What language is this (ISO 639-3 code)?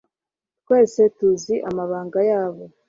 kin